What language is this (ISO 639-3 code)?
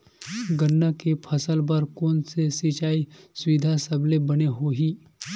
hne